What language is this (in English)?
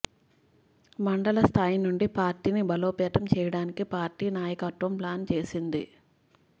Telugu